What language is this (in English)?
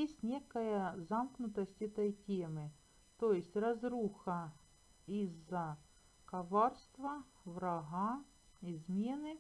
Russian